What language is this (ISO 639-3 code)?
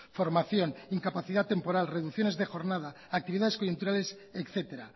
spa